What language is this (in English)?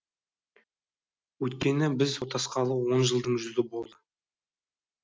Kazakh